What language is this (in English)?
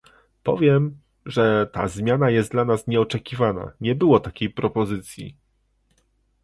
Polish